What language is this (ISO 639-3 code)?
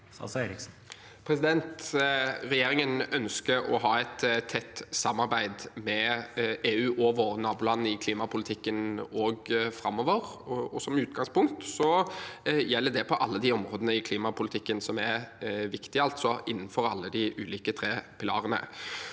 nor